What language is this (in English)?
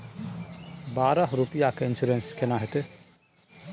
Maithili